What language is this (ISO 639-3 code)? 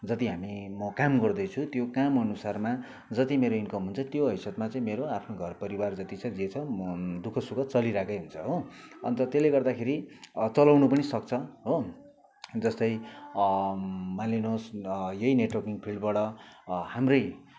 nep